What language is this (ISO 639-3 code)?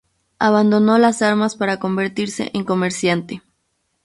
spa